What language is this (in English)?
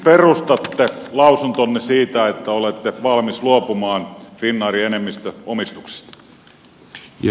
Finnish